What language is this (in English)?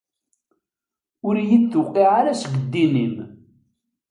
Kabyle